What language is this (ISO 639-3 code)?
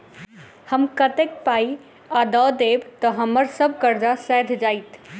mai